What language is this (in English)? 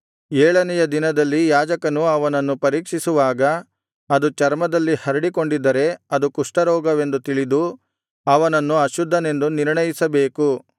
Kannada